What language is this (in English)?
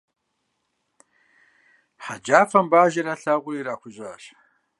Kabardian